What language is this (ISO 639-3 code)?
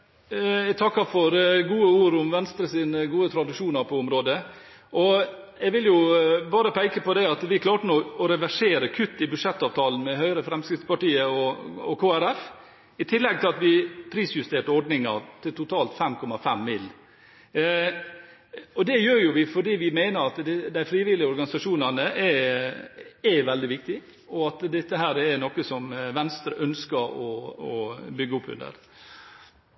nob